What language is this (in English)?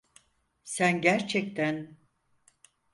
Turkish